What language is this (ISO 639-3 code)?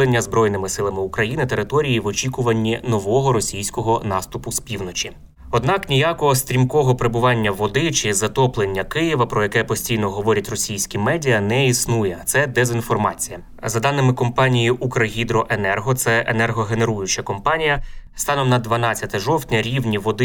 ukr